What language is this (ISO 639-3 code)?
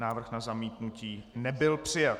ces